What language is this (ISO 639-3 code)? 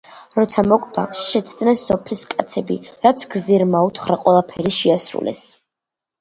kat